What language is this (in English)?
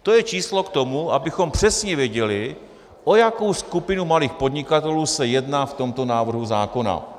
Czech